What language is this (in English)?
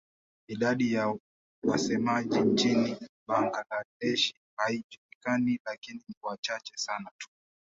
Swahili